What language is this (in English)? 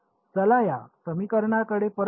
Marathi